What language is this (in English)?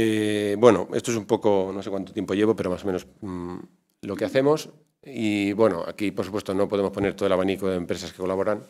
Spanish